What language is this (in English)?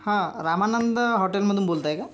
Marathi